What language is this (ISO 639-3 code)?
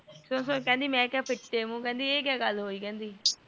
pan